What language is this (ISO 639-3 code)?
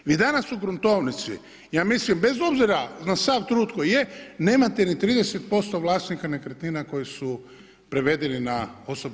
hrv